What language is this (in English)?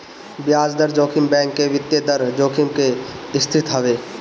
Bhojpuri